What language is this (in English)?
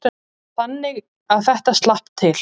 Icelandic